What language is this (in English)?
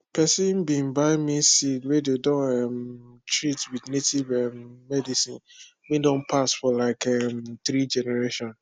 Nigerian Pidgin